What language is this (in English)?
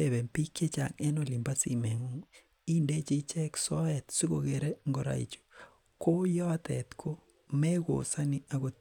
Kalenjin